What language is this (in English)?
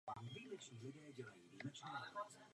Czech